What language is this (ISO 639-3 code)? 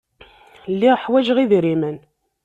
kab